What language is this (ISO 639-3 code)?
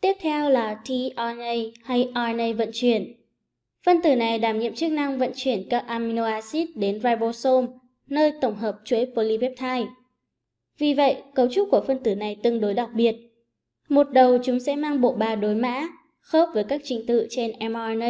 vie